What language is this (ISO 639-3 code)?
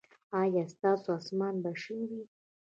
pus